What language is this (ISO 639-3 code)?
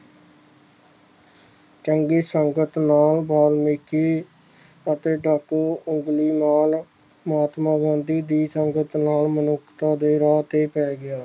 pan